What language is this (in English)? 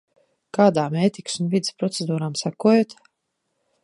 Latvian